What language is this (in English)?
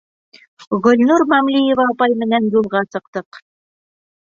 Bashkir